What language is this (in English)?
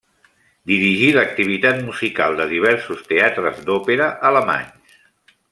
Catalan